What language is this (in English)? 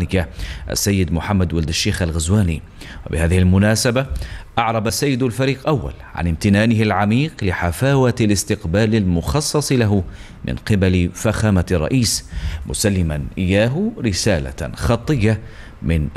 Arabic